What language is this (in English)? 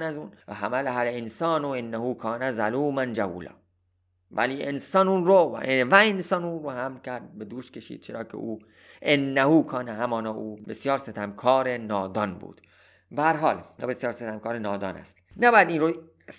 Persian